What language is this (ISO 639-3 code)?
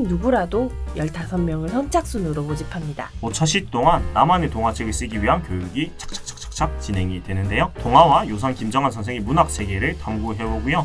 kor